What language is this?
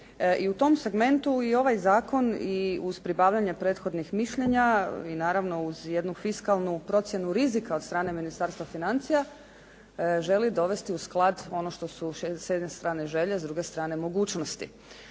Croatian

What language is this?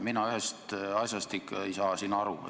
Estonian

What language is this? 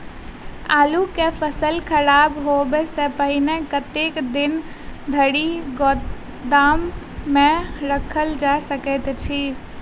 Maithili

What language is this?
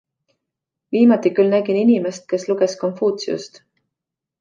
Estonian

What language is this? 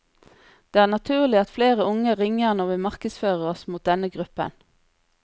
Norwegian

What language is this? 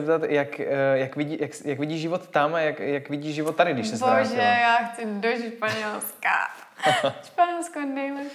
Czech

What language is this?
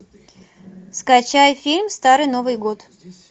Russian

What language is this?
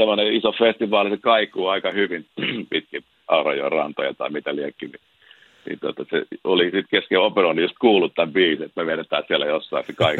Finnish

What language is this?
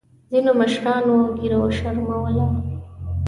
Pashto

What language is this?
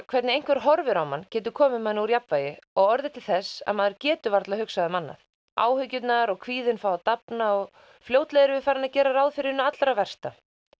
Icelandic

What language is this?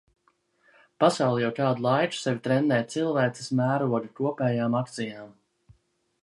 Latvian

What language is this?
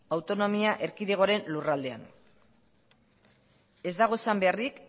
Basque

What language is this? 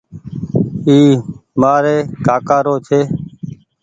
Goaria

